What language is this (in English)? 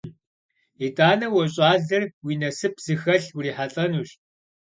Kabardian